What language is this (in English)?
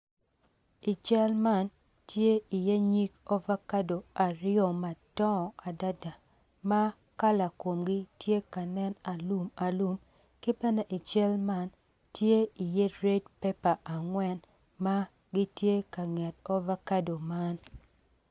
Acoli